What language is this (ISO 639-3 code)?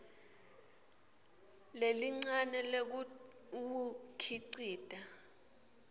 ssw